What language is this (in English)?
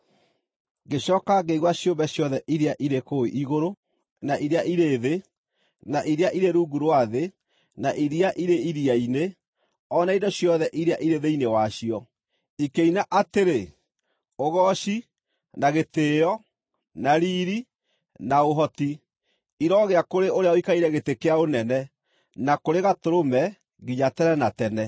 Kikuyu